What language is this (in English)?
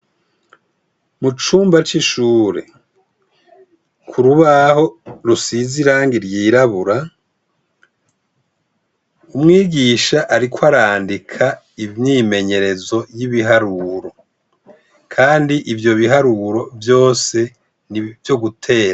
Rundi